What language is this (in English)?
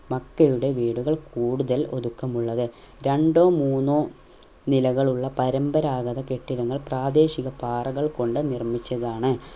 Malayalam